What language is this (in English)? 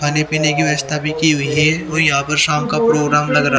Hindi